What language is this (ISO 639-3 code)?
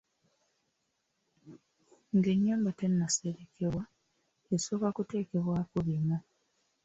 lug